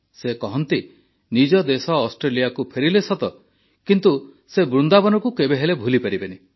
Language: Odia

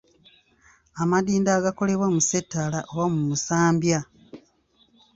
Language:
Ganda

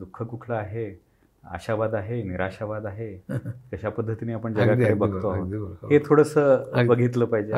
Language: Marathi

